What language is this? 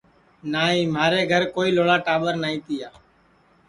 Sansi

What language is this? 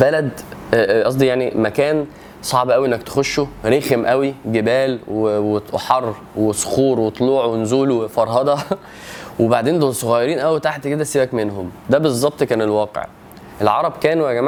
Arabic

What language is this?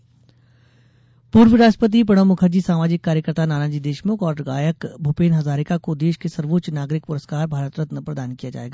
Hindi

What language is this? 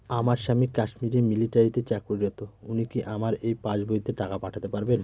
Bangla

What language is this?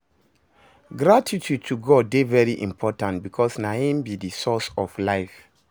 Nigerian Pidgin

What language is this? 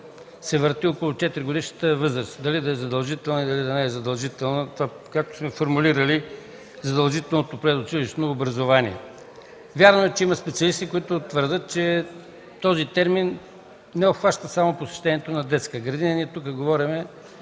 Bulgarian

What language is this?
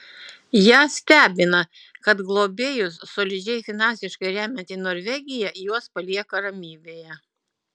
Lithuanian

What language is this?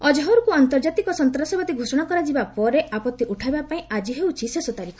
Odia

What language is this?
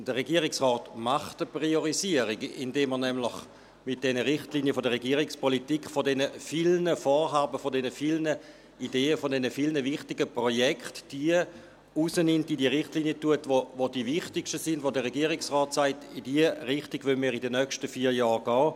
Swiss German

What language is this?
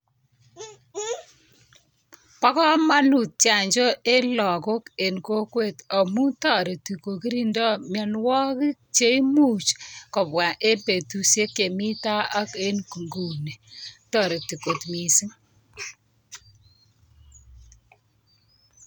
Kalenjin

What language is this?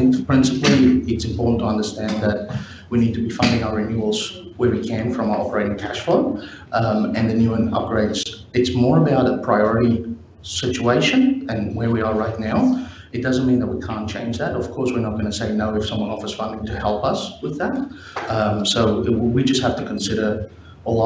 English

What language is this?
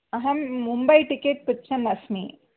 Sanskrit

